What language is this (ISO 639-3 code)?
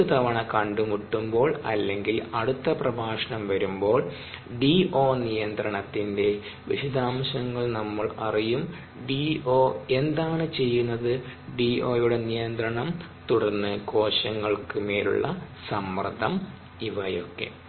mal